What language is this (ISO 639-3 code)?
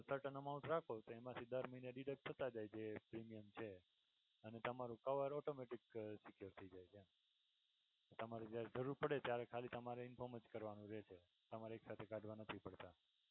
guj